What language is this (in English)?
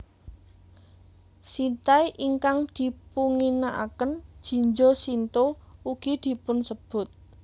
Javanese